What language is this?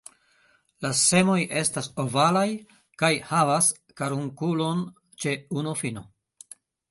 Esperanto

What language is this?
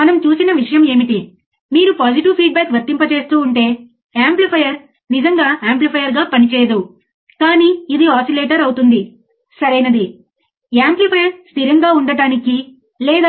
Telugu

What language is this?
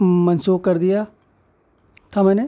Urdu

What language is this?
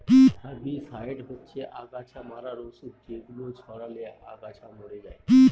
Bangla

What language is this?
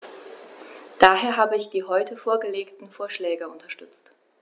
German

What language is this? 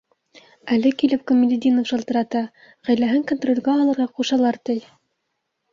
Bashkir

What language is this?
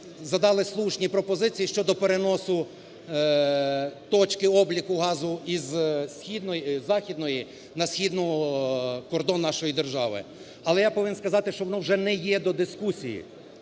Ukrainian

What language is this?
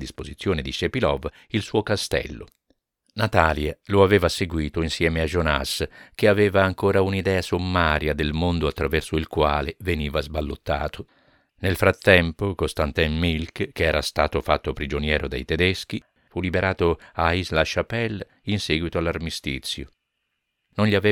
Italian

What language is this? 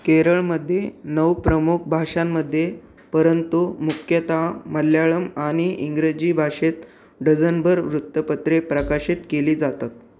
Marathi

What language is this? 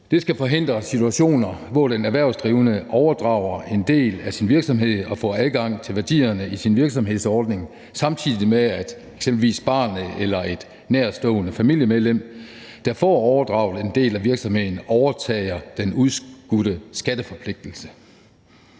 Danish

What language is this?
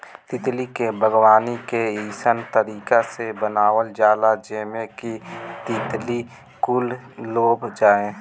Bhojpuri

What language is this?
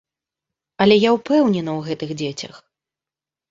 Belarusian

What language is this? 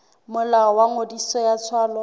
Southern Sotho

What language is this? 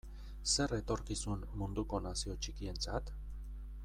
Basque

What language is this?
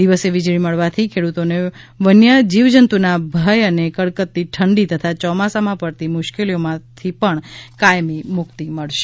Gujarati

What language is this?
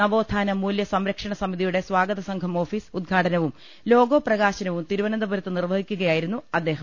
Malayalam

